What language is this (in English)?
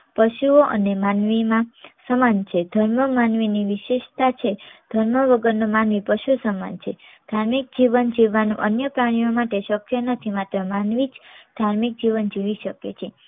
Gujarati